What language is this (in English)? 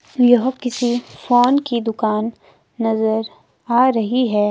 Hindi